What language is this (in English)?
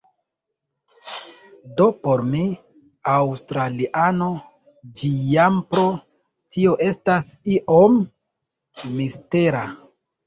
Esperanto